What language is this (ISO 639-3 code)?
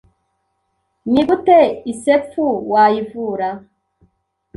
kin